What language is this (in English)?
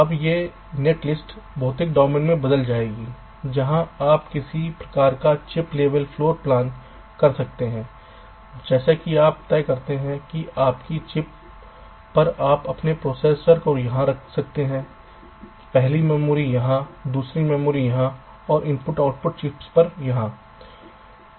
Hindi